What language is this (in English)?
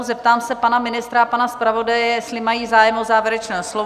Czech